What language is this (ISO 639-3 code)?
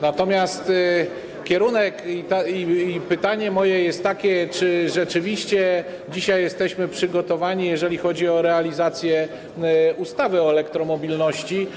pol